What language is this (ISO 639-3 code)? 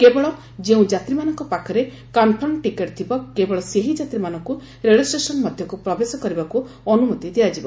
ori